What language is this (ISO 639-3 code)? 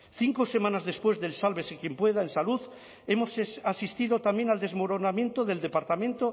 spa